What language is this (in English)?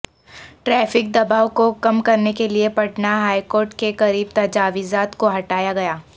Urdu